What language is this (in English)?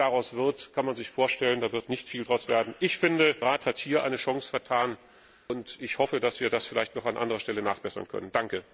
German